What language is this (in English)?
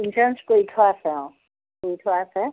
Assamese